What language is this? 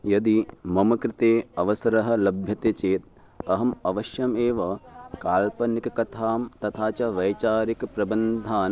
Sanskrit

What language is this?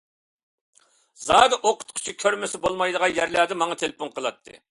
Uyghur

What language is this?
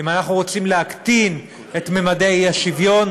Hebrew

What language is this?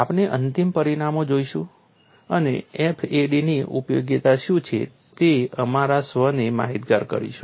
Gujarati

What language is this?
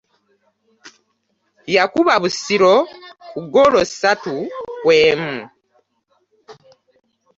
Ganda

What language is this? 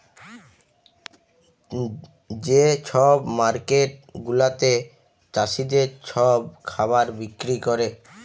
Bangla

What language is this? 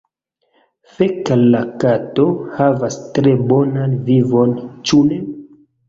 Esperanto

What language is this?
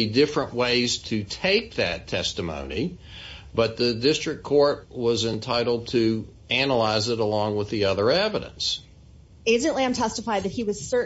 English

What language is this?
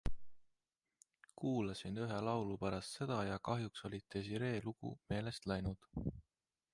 Estonian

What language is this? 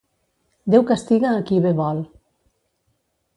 Catalan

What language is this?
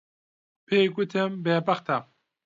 Central Kurdish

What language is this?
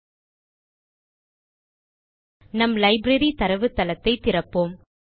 Tamil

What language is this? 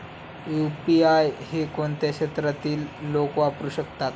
Marathi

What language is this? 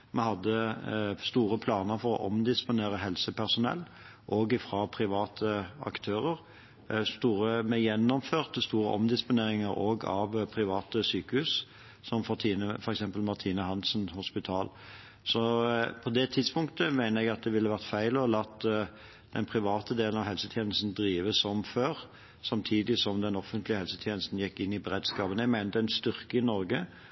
Norwegian Bokmål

